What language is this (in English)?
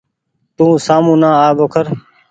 Goaria